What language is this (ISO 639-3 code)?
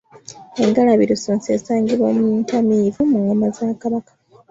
lug